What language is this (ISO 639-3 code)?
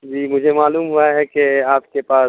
urd